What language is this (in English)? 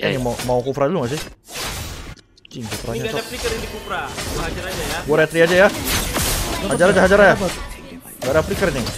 Indonesian